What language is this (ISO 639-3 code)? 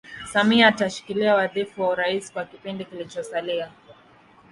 swa